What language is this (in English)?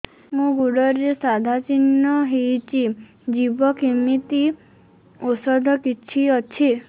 Odia